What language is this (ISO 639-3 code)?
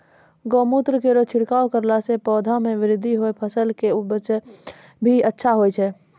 mai